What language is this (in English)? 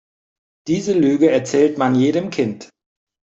German